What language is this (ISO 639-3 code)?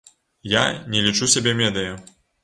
bel